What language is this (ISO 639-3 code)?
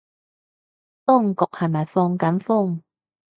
yue